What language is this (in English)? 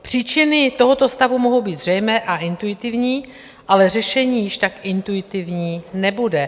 Czech